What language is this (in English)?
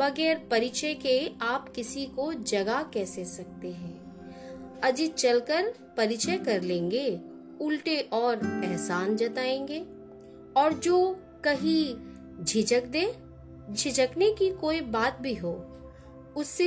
Hindi